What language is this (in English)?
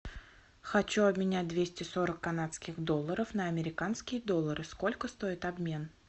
Russian